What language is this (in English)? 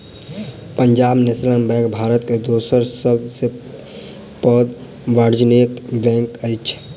Maithili